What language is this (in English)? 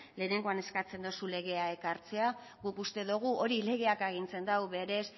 Basque